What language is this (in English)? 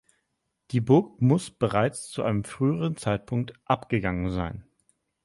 German